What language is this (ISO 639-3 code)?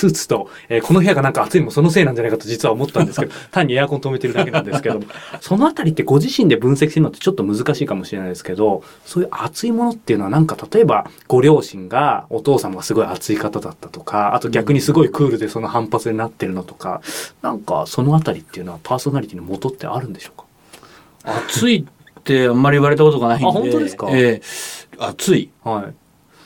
jpn